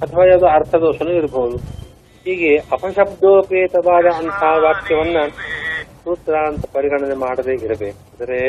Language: Kannada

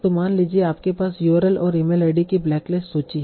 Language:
Hindi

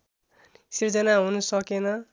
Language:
Nepali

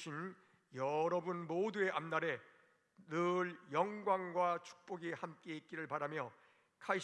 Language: Korean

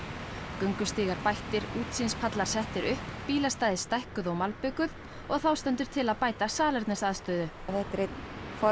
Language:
Icelandic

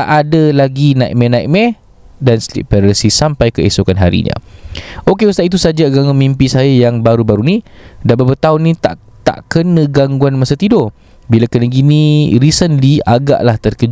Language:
Malay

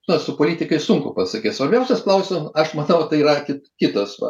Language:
Lithuanian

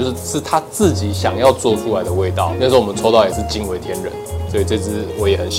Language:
Chinese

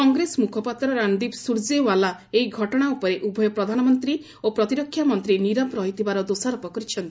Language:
Odia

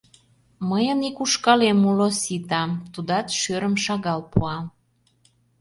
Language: Mari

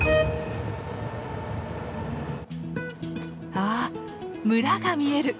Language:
Japanese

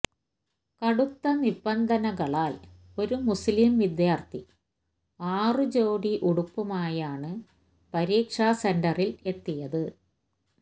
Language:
Malayalam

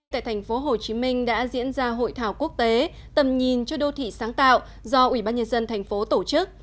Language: Vietnamese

